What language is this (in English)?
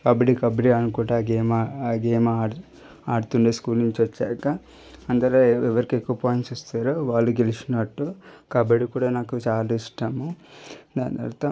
Telugu